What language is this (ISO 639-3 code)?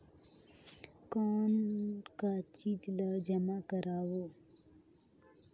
hne